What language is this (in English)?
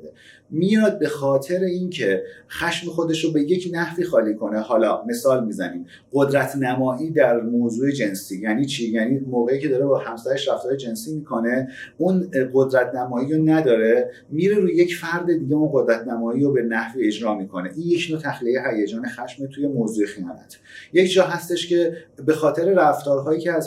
Persian